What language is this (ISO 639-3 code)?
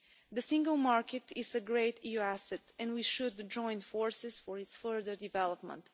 eng